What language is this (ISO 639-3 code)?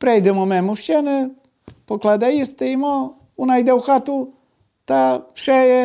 ukr